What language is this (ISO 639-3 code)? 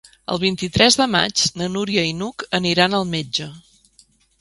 cat